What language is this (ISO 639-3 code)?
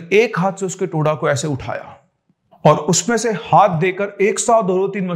hin